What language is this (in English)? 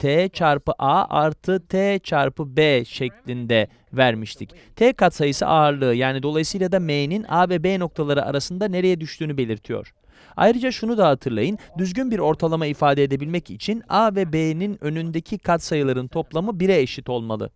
Turkish